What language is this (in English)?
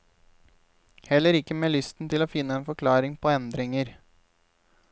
Norwegian